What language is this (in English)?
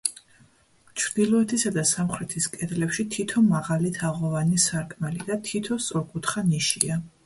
Georgian